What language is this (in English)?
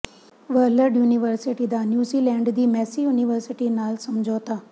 Punjabi